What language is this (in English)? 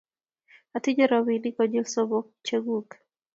Kalenjin